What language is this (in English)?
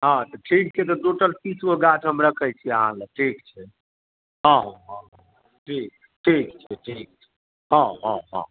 Maithili